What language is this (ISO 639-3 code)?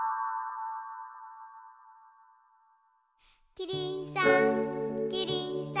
jpn